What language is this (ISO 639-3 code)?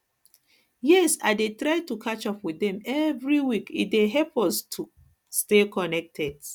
pcm